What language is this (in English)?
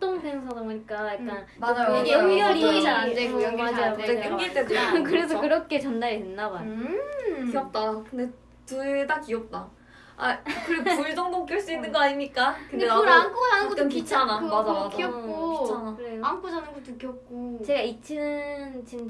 Korean